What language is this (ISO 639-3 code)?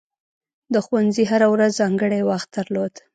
pus